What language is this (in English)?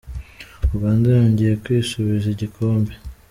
Kinyarwanda